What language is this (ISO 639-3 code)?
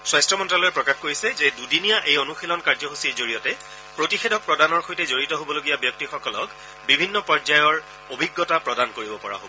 asm